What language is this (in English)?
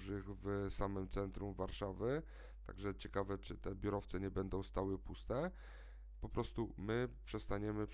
Polish